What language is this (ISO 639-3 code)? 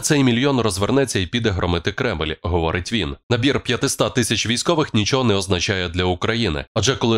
ukr